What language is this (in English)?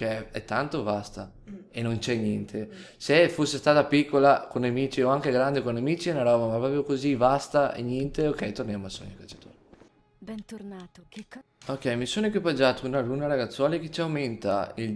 Italian